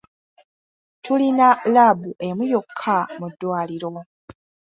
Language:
Ganda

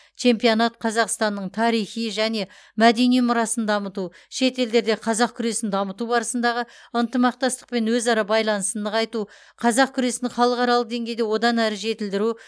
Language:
Kazakh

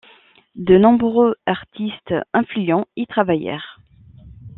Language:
French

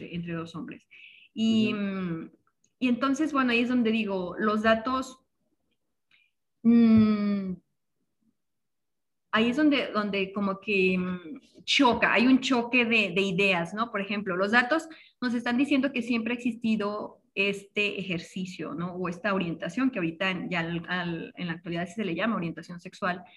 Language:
Spanish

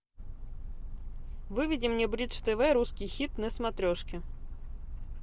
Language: Russian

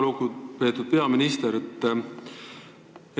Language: Estonian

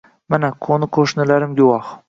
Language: Uzbek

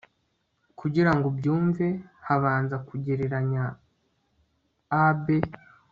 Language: Kinyarwanda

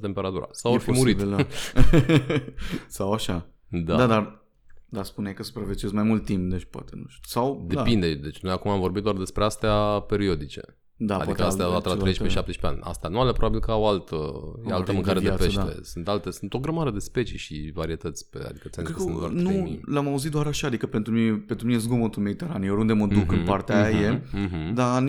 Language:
Romanian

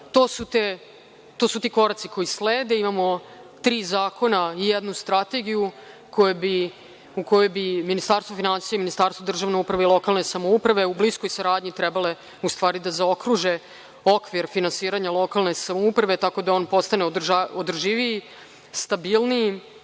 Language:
Serbian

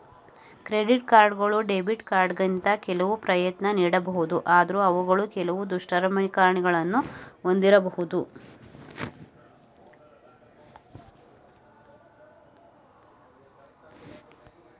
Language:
Kannada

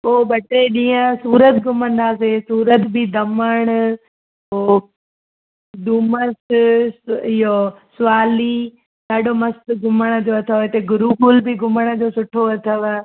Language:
Sindhi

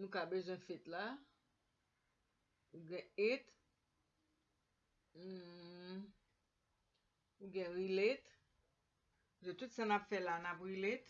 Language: Spanish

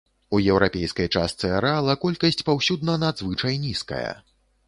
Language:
Belarusian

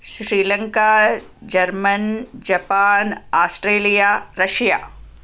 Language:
Kannada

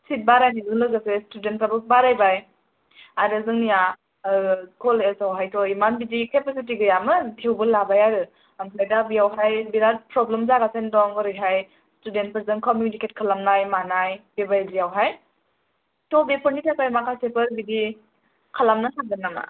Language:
Bodo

